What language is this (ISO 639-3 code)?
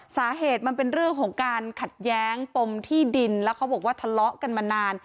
tha